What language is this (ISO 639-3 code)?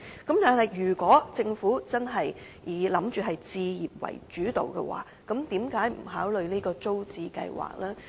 yue